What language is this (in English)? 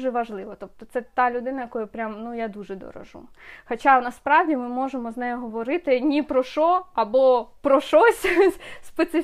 Ukrainian